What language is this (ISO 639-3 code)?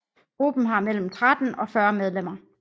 dan